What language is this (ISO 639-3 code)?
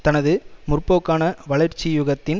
tam